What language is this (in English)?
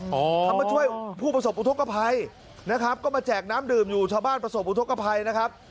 Thai